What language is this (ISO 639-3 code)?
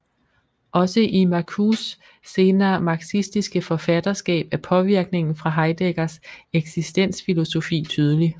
dan